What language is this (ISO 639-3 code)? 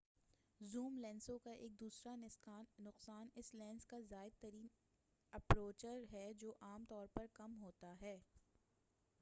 urd